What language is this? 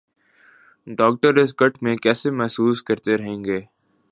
Urdu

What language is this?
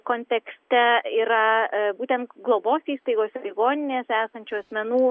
Lithuanian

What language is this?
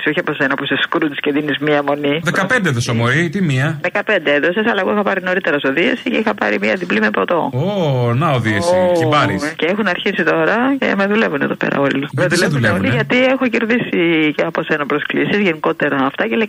Greek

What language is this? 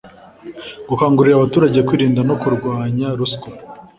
Kinyarwanda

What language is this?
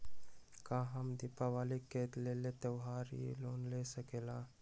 Magahi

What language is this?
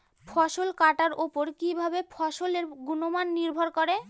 Bangla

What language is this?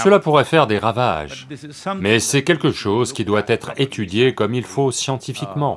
French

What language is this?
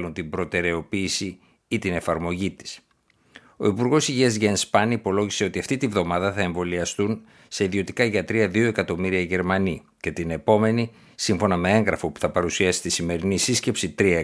Greek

